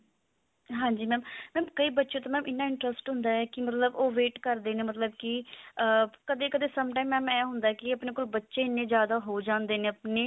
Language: Punjabi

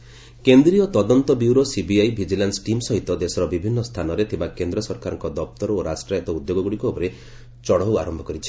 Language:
Odia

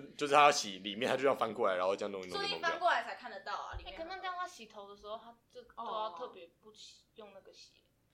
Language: Chinese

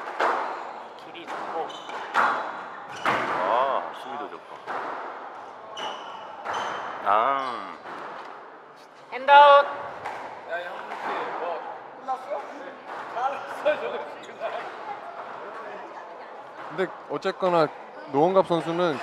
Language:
Korean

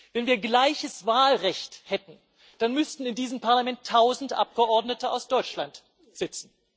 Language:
German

